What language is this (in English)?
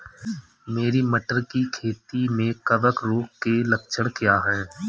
Hindi